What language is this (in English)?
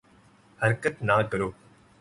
Urdu